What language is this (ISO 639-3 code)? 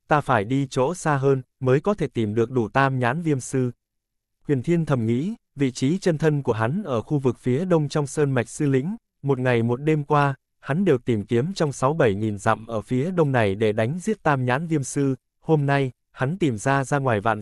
vie